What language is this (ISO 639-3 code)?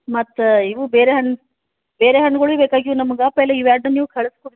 kan